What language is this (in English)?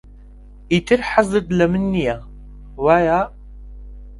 Central Kurdish